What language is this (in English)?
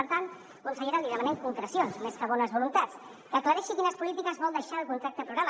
Catalan